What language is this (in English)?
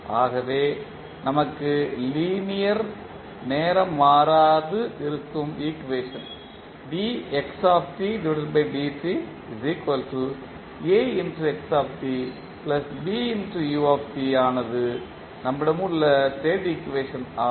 Tamil